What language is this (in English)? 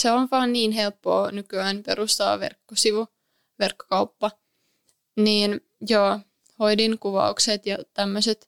Finnish